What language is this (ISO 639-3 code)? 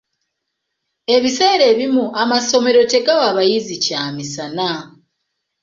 lug